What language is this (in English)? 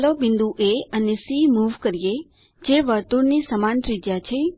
Gujarati